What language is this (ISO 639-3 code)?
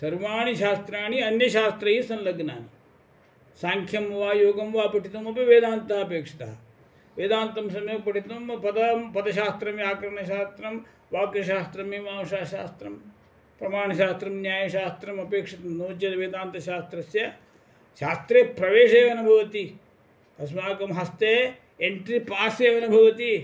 san